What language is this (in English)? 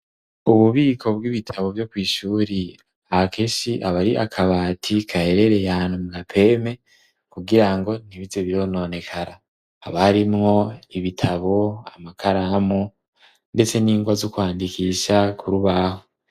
Rundi